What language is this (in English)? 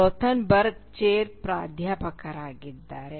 Kannada